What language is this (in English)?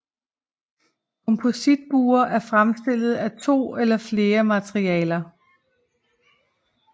Danish